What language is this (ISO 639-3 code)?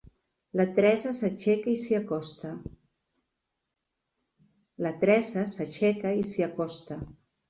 cat